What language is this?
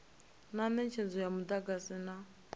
Venda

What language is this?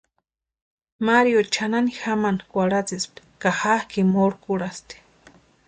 Western Highland Purepecha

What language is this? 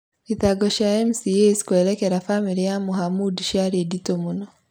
Kikuyu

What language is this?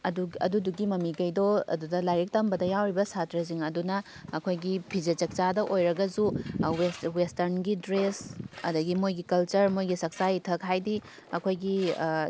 Manipuri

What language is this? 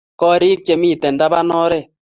Kalenjin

